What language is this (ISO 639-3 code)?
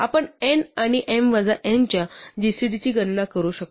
mar